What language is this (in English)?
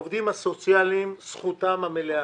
Hebrew